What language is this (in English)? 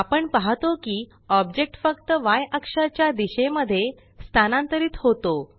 Marathi